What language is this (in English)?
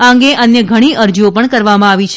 Gujarati